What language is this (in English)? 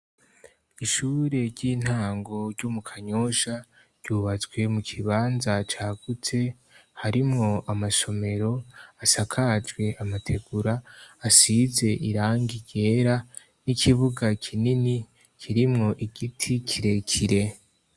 Rundi